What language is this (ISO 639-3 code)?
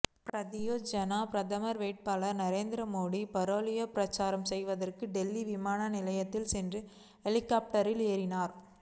tam